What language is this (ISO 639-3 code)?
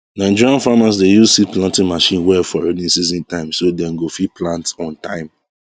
pcm